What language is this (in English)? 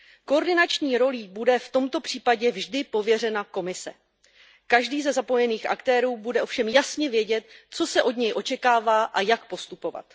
Czech